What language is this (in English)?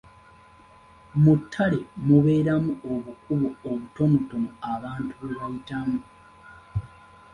Ganda